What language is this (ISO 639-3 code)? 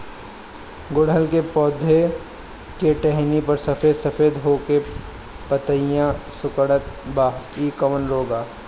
bho